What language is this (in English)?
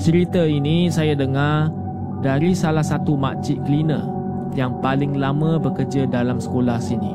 Malay